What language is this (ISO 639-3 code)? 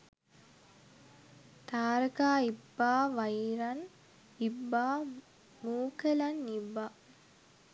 sin